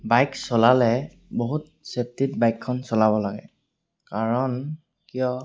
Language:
Assamese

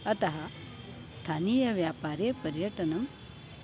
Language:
Sanskrit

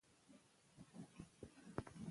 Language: Pashto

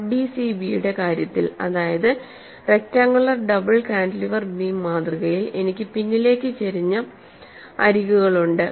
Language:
Malayalam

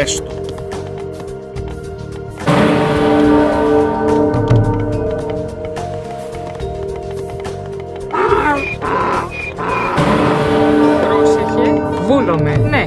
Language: Greek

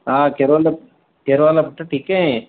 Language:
Sindhi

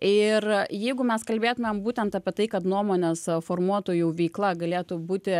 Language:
Lithuanian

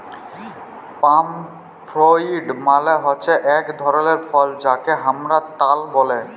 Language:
Bangla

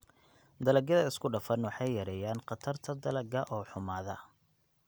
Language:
Somali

